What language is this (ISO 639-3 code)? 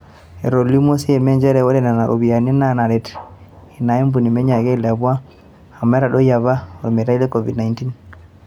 mas